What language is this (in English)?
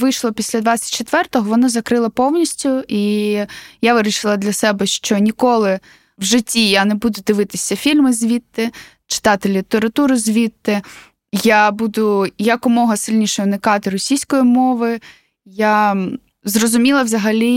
Ukrainian